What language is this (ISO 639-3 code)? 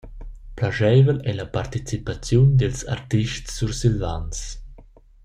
roh